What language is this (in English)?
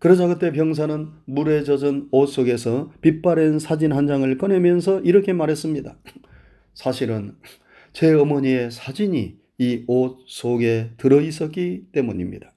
Korean